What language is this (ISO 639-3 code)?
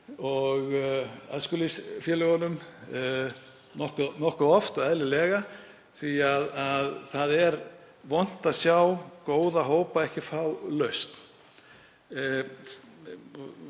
isl